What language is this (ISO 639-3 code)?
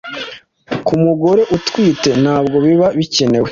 kin